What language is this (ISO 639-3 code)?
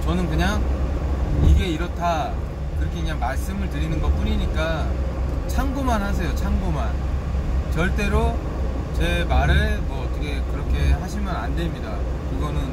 kor